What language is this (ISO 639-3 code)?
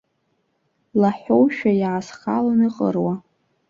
abk